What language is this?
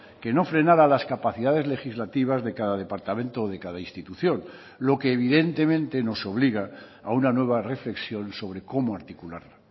Spanish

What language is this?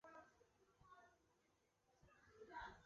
Chinese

